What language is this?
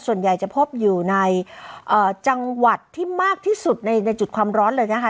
Thai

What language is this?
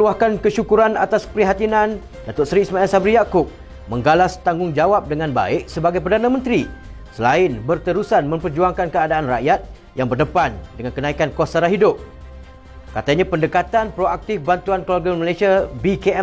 Malay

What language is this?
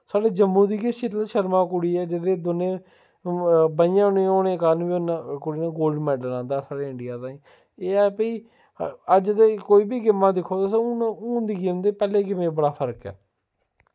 Dogri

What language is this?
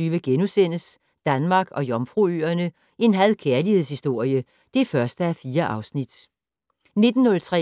Danish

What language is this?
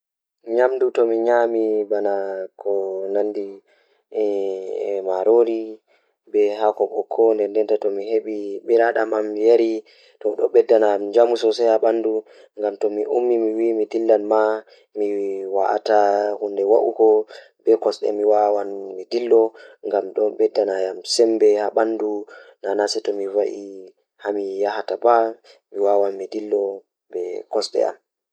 Fula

